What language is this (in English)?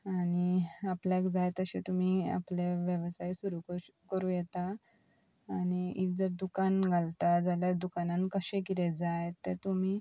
Konkani